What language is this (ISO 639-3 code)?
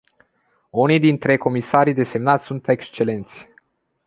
ron